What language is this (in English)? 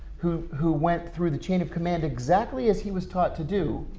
English